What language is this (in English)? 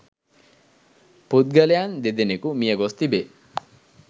Sinhala